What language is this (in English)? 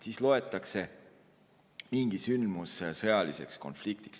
Estonian